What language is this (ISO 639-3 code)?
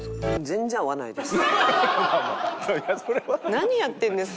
jpn